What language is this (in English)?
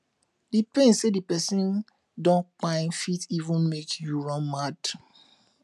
Nigerian Pidgin